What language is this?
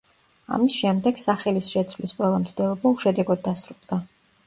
Georgian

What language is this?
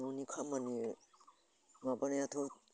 Bodo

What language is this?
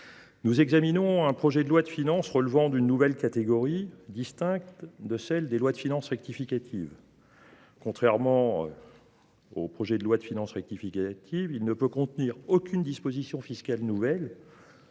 French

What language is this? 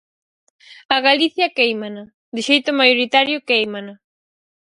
Galician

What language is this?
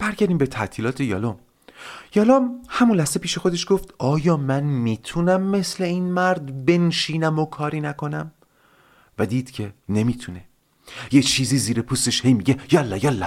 Persian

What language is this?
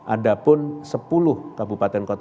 Indonesian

